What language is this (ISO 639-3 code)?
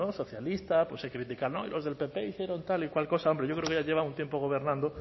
spa